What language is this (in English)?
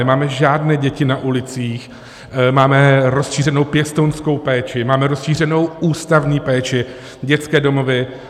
Czech